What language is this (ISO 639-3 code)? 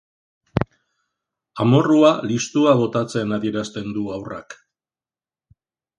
eus